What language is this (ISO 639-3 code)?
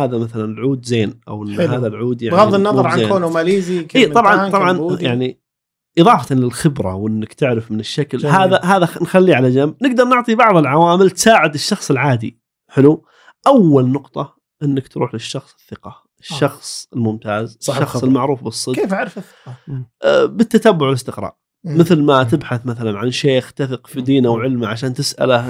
ara